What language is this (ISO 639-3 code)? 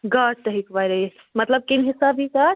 kas